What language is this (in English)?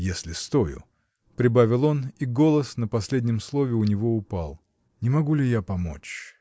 Russian